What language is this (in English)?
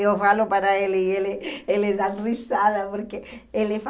Portuguese